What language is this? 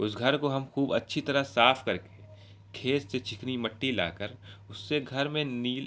Urdu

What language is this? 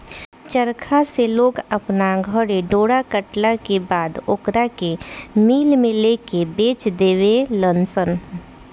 Bhojpuri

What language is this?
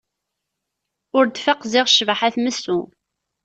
Kabyle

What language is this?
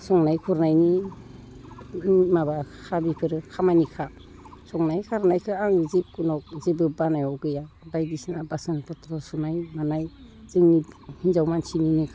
Bodo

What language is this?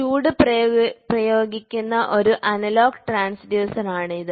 Malayalam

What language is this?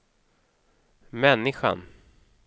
Swedish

